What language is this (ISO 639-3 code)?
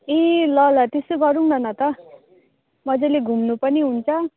nep